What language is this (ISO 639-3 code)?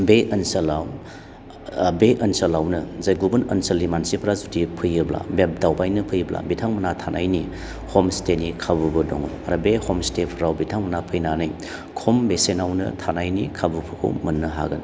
brx